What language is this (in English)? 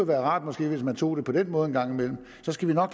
Danish